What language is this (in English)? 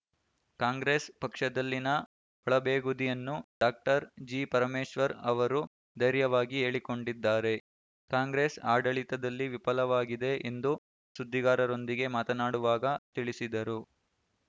Kannada